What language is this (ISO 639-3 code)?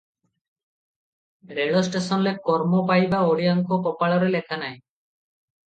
ori